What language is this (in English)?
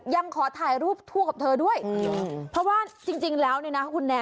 Thai